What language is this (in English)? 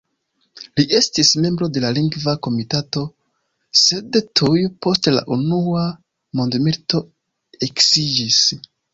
Esperanto